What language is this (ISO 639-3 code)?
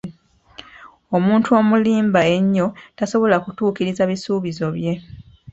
lug